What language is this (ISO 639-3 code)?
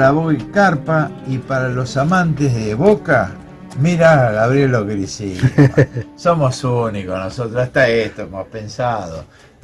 spa